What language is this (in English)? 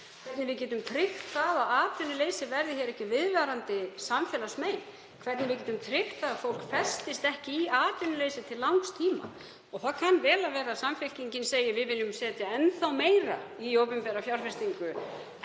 Icelandic